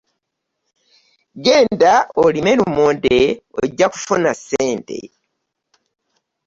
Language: Ganda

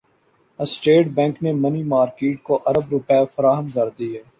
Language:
Urdu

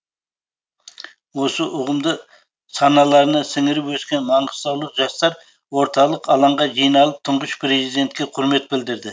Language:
Kazakh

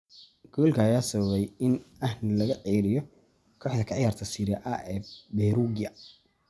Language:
Somali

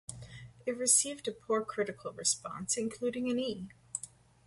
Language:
English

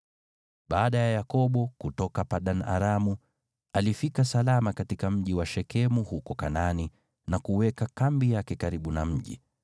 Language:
Swahili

